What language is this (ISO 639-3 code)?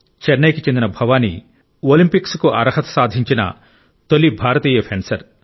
tel